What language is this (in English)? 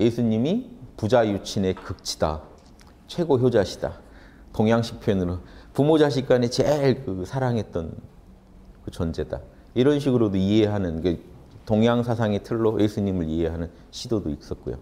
Korean